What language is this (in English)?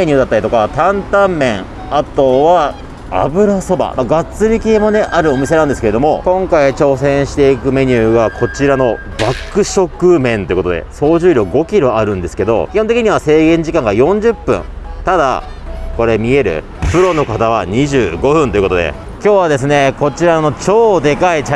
Japanese